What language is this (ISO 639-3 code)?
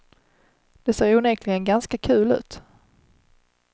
swe